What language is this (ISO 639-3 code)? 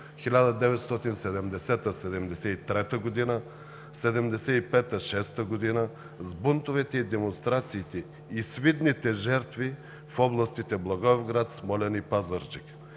bul